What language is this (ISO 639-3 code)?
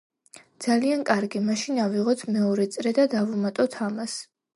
kat